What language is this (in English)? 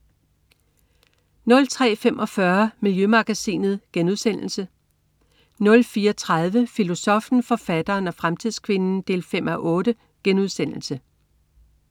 Danish